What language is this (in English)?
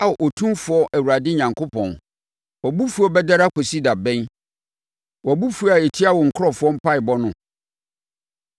Akan